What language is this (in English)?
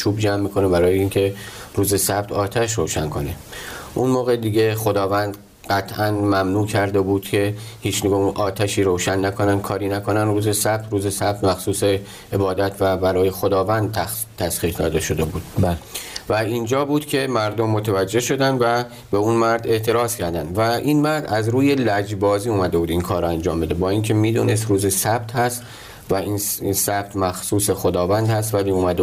Persian